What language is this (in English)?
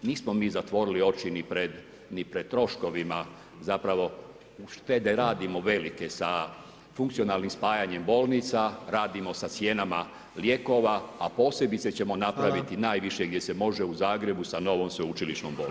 Croatian